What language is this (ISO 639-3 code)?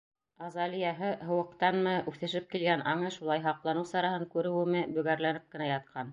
bak